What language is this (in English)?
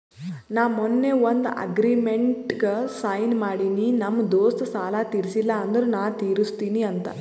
Kannada